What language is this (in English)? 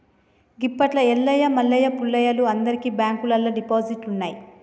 Telugu